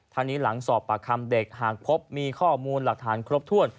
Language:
Thai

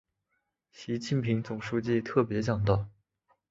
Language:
Chinese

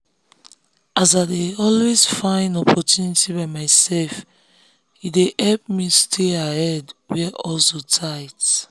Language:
Nigerian Pidgin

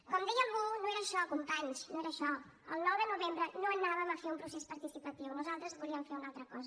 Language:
Catalan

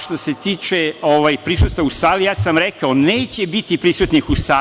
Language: Serbian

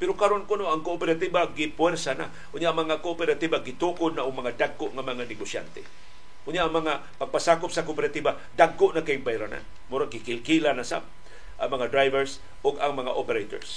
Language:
Filipino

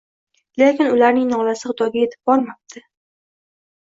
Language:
Uzbek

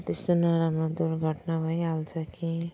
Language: Nepali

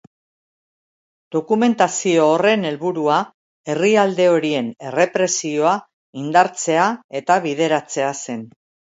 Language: Basque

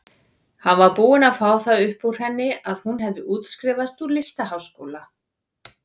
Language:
Icelandic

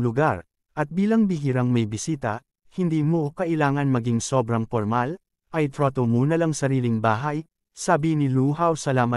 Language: Filipino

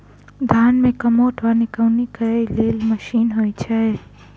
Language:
Maithili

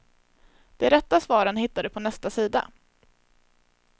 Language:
Swedish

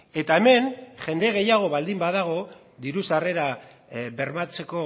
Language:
Basque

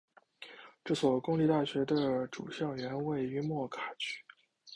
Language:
Chinese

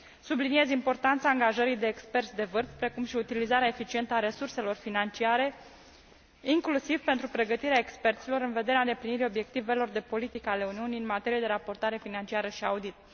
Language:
Romanian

